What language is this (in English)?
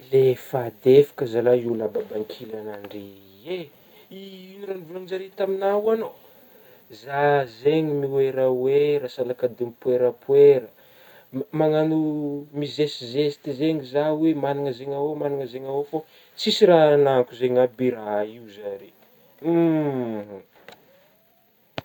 Northern Betsimisaraka Malagasy